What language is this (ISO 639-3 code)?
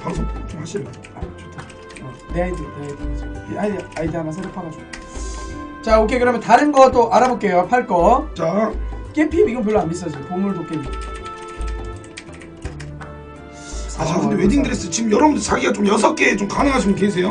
kor